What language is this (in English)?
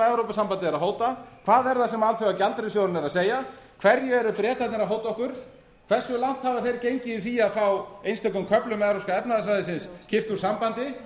Icelandic